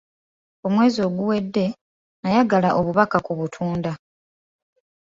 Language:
Ganda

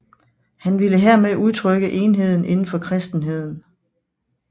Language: Danish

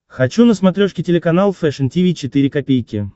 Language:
Russian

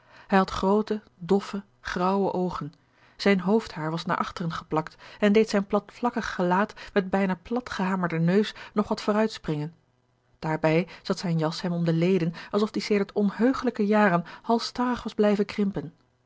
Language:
Dutch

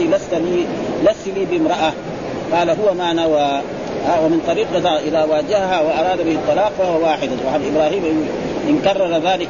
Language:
Arabic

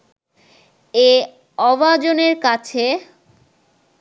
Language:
Bangla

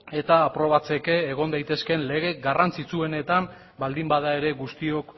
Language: Basque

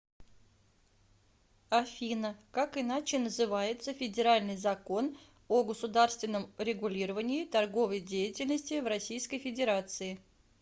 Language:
Russian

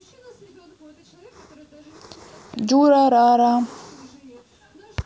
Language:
Russian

